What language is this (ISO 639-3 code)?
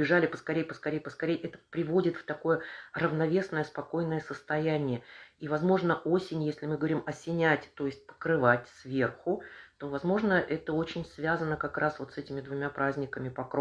rus